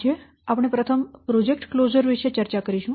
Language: Gujarati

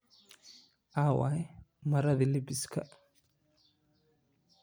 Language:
Somali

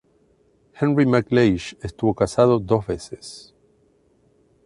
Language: Spanish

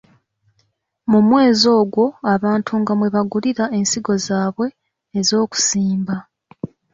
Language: Ganda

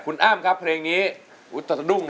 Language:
Thai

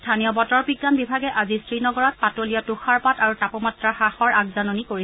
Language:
Assamese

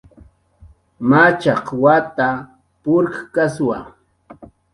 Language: Jaqaru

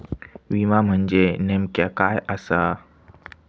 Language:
Marathi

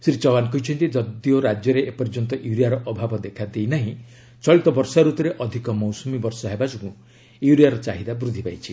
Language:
Odia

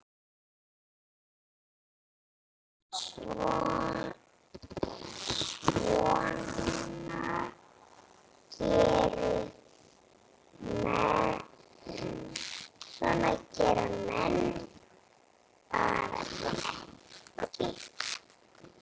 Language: Icelandic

